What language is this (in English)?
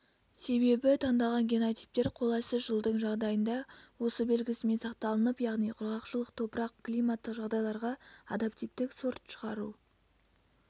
Kazakh